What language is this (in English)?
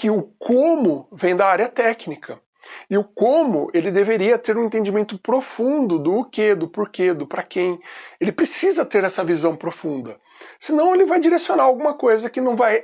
Portuguese